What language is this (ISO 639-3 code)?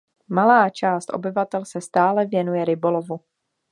ces